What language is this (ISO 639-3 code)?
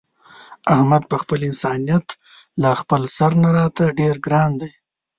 pus